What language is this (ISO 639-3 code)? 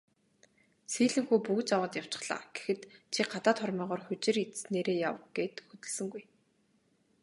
mon